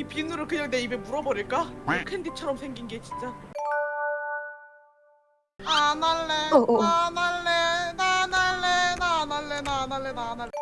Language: Korean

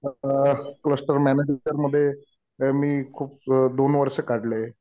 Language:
Marathi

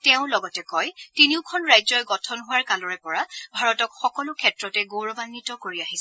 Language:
Assamese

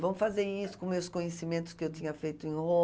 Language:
Portuguese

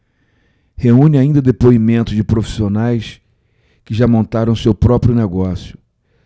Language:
Portuguese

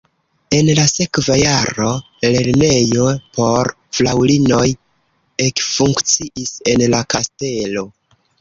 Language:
Esperanto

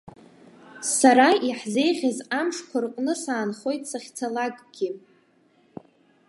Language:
Abkhazian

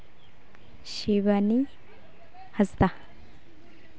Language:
Santali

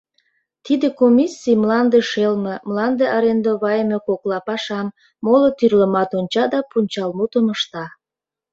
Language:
Mari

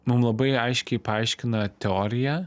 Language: Lithuanian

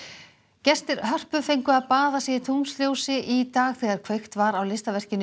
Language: Icelandic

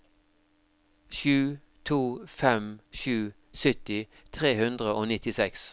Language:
Norwegian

